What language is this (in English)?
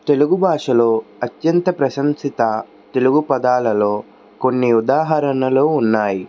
Telugu